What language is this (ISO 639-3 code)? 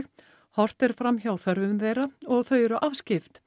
isl